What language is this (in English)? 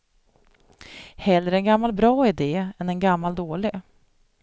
Swedish